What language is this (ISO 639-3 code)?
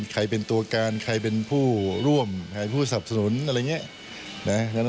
tha